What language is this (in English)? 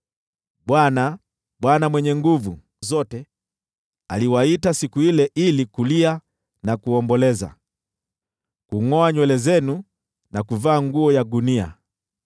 Swahili